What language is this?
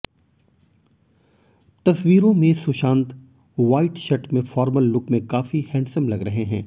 Hindi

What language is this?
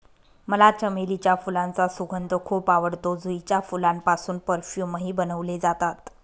Marathi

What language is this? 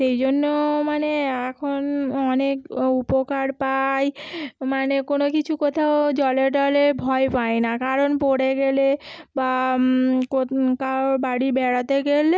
Bangla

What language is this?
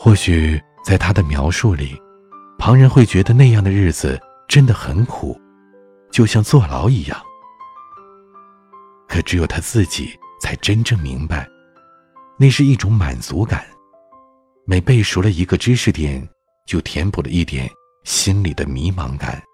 Chinese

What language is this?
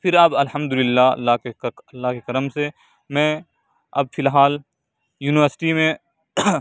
Urdu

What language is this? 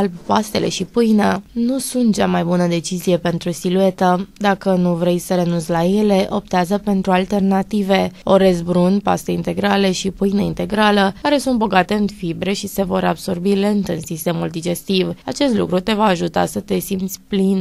Romanian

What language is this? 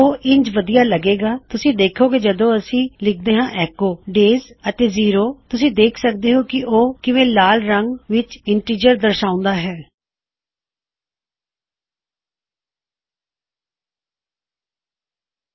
Punjabi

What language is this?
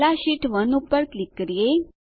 Gujarati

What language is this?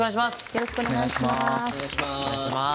Japanese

